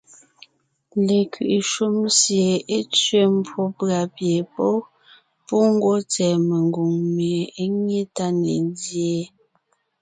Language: Ngiemboon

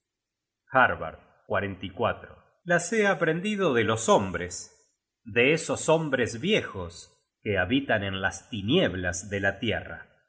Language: Spanish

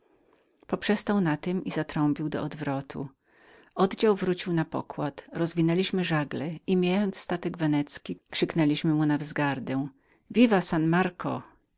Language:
Polish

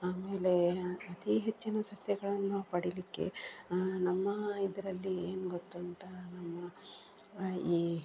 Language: Kannada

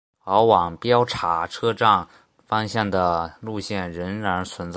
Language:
Chinese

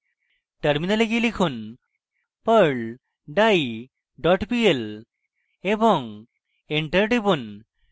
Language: Bangla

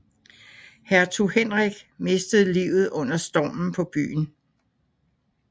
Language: Danish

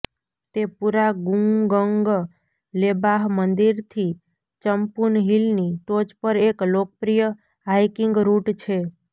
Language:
Gujarati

